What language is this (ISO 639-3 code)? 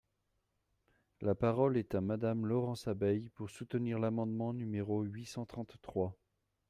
fra